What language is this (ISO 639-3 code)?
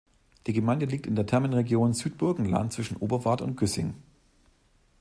deu